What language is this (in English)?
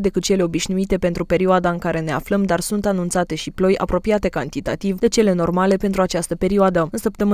Romanian